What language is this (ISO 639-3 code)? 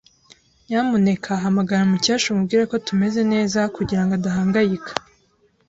kin